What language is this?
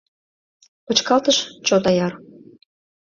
Mari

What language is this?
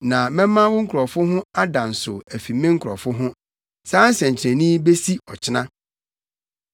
Akan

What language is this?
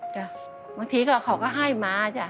Thai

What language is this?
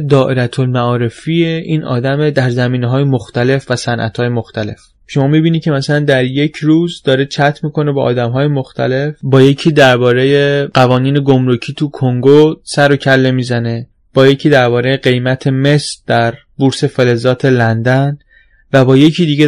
Persian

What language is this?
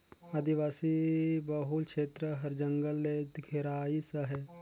Chhattisgarhi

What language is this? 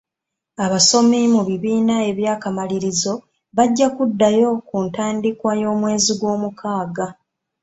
Ganda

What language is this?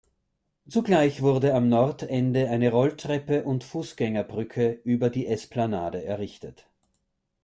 German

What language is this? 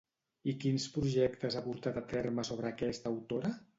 Catalan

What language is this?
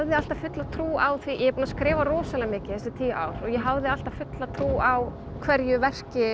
Icelandic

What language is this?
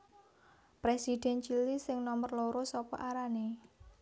Javanese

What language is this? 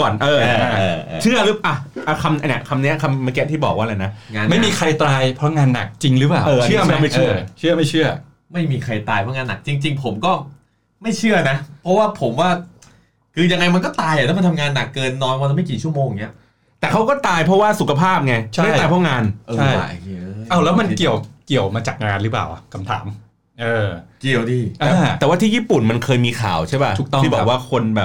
Thai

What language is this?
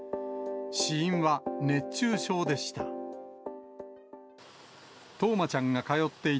Japanese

